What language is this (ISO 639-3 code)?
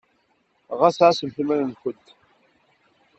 kab